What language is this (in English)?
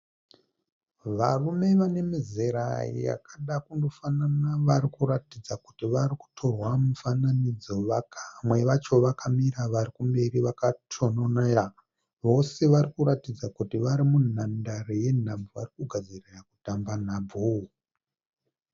Shona